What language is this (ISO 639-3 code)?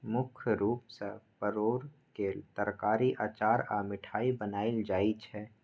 mai